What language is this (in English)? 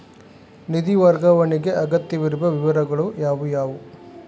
Kannada